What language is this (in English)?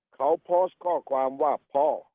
Thai